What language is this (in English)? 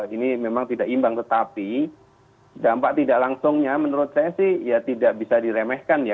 Indonesian